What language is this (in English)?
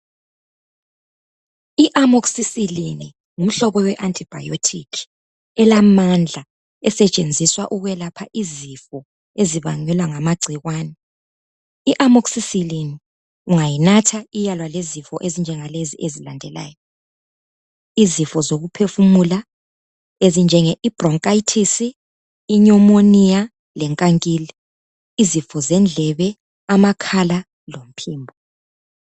North Ndebele